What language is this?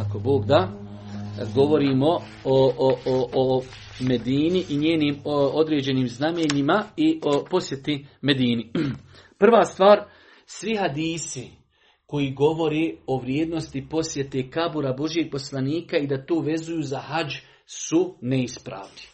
Croatian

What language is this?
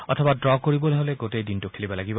Assamese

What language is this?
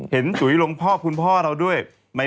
Thai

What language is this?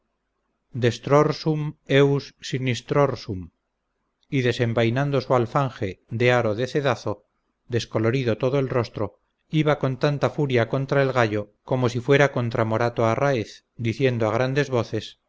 Spanish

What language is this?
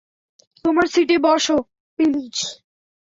Bangla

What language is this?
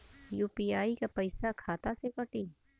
Bhojpuri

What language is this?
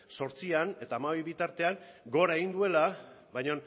Basque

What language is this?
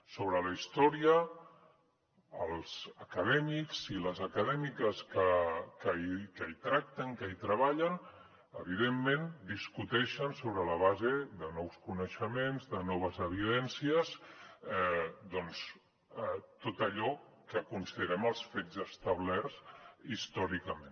Catalan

